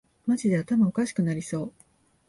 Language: Japanese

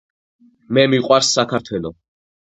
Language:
Georgian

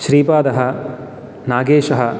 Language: Sanskrit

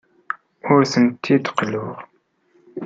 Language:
Kabyle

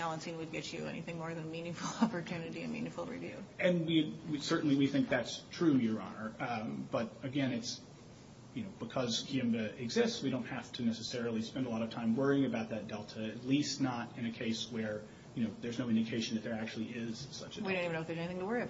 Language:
English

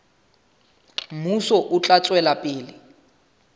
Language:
Southern Sotho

